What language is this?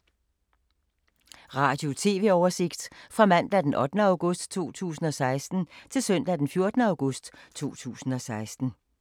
Danish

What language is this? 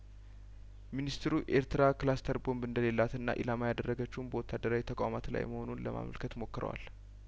Amharic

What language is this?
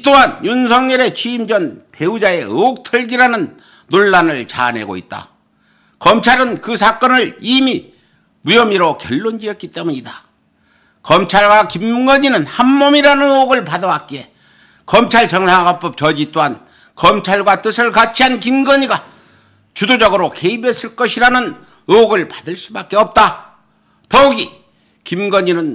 Korean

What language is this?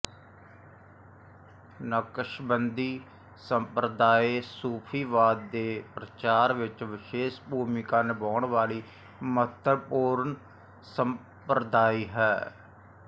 Punjabi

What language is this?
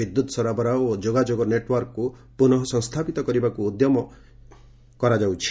Odia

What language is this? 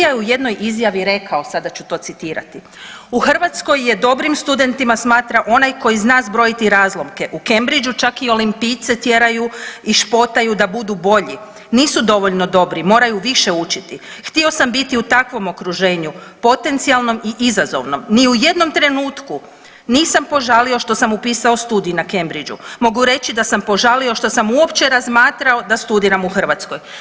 Croatian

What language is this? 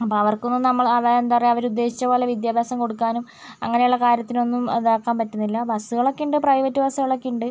Malayalam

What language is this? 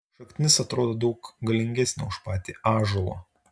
Lithuanian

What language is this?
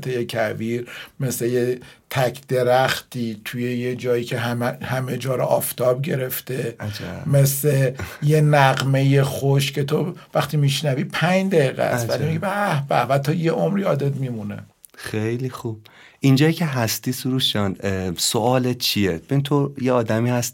Persian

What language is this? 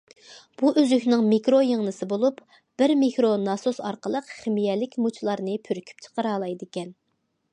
Uyghur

